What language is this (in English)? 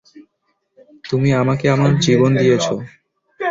Bangla